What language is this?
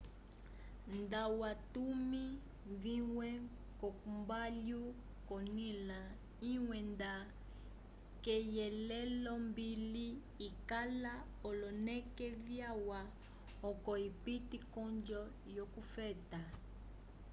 Umbundu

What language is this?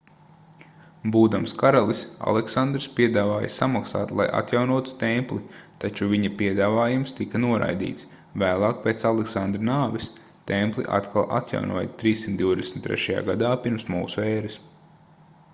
Latvian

